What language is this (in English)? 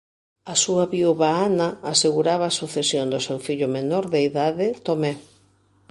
Galician